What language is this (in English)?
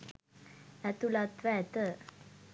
Sinhala